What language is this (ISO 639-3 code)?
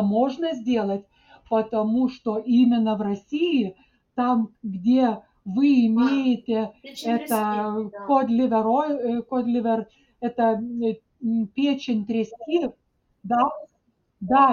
rus